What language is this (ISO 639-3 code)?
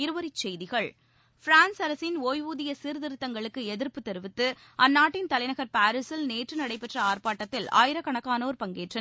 tam